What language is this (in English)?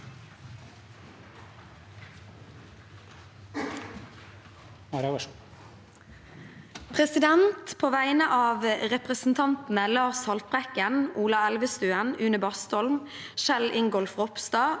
Norwegian